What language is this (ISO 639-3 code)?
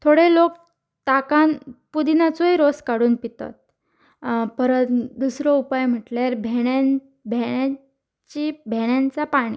kok